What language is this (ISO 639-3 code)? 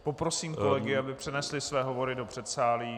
ces